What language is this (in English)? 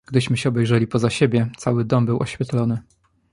Polish